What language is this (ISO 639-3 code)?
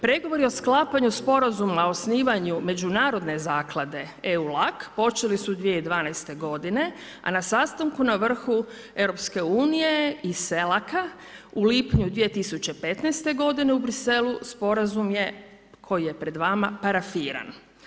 hrv